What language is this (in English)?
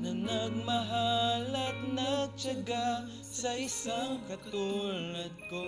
Filipino